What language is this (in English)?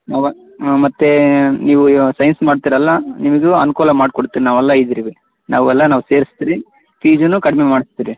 Kannada